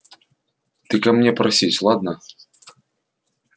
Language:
Russian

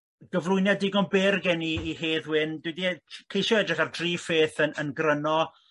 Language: Welsh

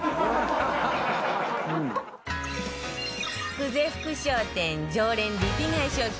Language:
Japanese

